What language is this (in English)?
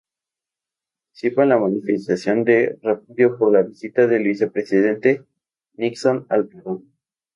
Spanish